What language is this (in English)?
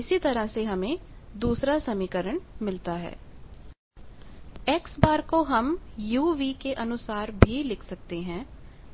Hindi